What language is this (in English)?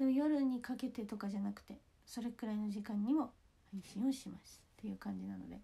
Japanese